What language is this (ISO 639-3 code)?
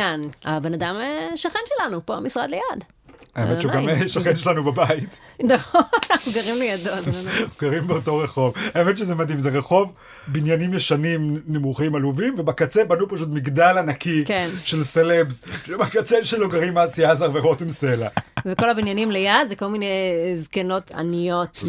heb